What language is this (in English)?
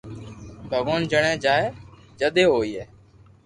Loarki